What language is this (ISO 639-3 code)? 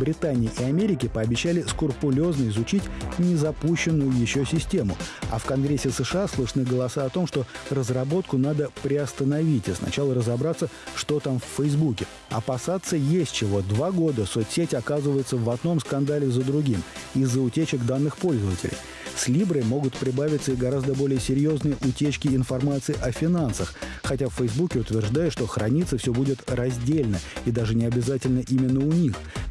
rus